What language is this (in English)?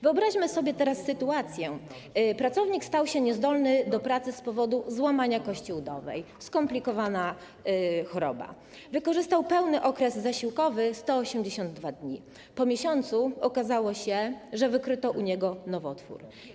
Polish